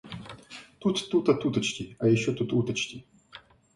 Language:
Russian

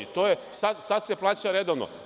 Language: Serbian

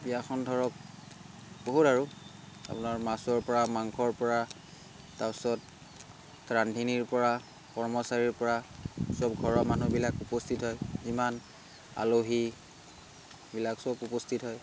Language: Assamese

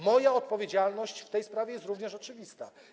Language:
Polish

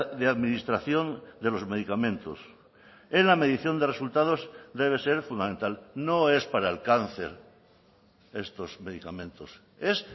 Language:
Spanish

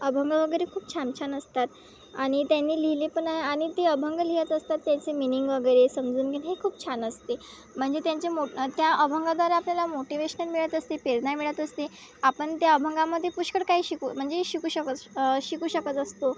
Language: Marathi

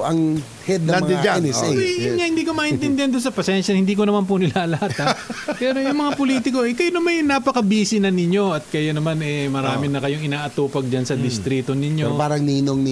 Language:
Filipino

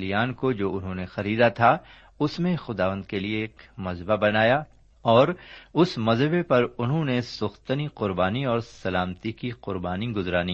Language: Urdu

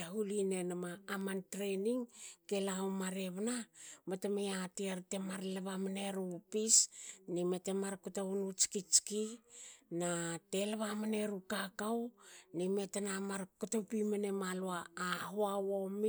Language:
Hakö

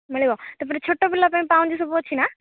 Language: Odia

